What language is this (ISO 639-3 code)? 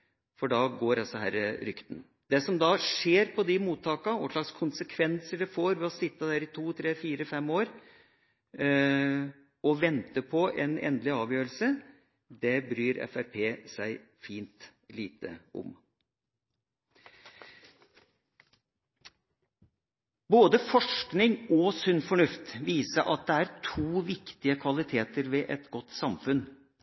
nob